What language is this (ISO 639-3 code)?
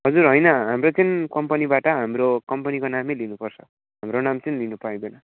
nep